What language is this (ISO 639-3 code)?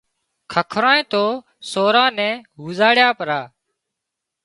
kxp